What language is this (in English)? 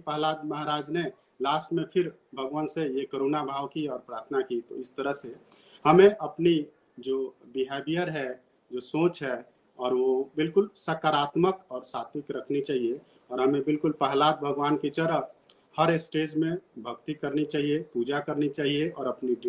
Hindi